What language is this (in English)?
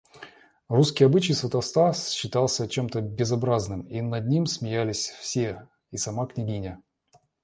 Russian